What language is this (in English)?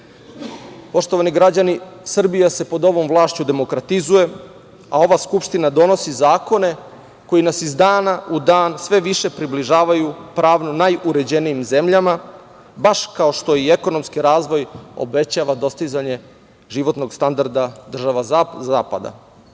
Serbian